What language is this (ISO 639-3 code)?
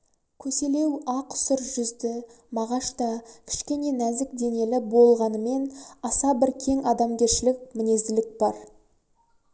kaz